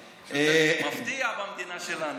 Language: Hebrew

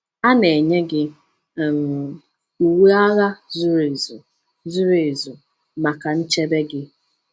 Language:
Igbo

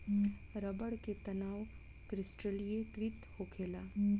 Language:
Bhojpuri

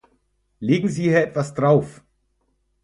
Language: German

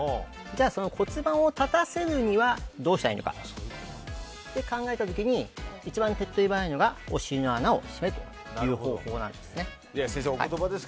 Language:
Japanese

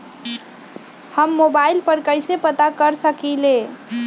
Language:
Magahi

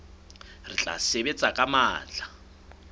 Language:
Southern Sotho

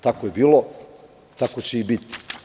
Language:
Serbian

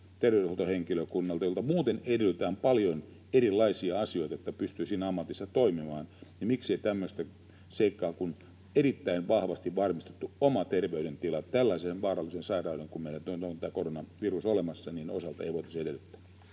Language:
Finnish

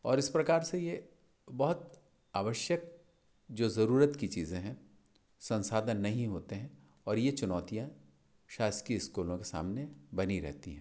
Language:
Hindi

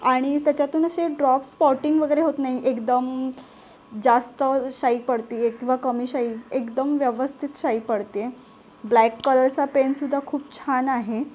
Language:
Marathi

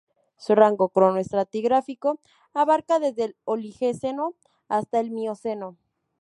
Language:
Spanish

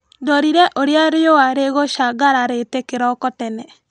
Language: Kikuyu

